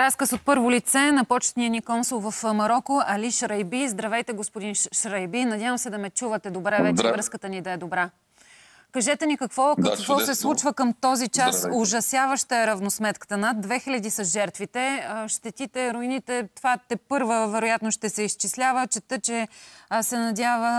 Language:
Bulgarian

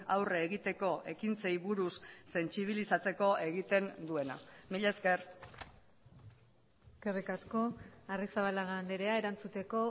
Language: Basque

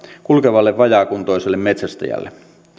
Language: Finnish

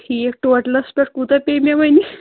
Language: Kashmiri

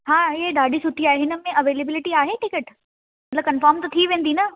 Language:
Sindhi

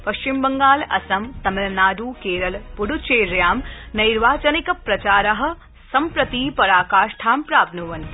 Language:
Sanskrit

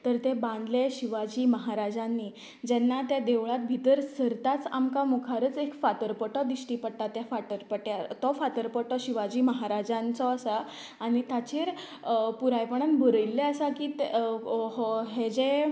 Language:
Konkani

